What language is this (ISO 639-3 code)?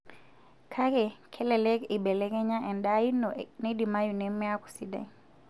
mas